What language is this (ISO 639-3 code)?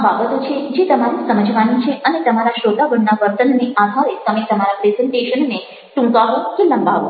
guj